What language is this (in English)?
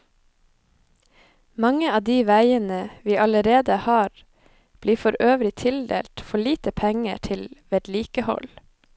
Norwegian